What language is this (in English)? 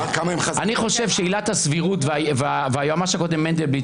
Hebrew